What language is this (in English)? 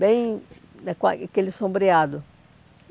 Portuguese